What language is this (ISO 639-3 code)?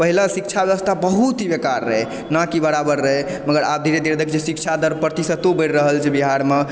mai